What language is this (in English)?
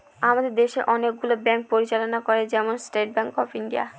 Bangla